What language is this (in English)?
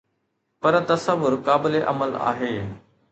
Sindhi